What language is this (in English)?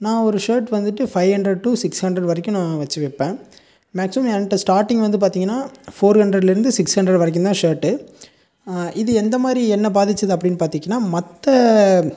Tamil